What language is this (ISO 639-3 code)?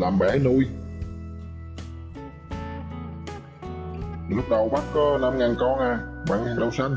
vie